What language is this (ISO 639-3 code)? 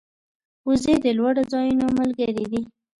pus